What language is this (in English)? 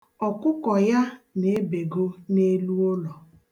Igbo